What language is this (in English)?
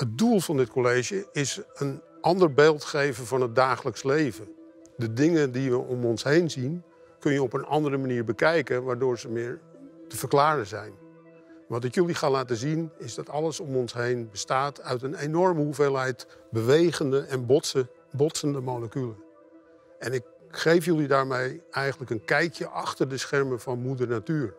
Dutch